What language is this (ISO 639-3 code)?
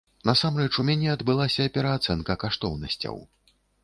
bel